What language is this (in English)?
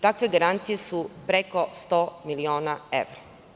Serbian